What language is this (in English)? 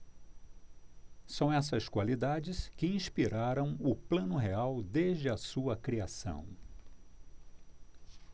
Portuguese